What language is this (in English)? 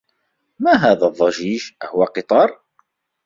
Arabic